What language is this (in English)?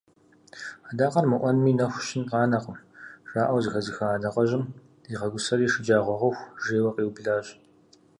Kabardian